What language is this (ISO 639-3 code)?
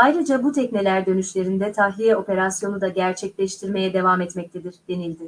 tur